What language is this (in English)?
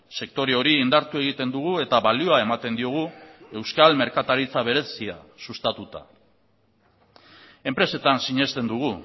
Basque